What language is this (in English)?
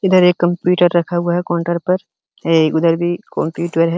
Hindi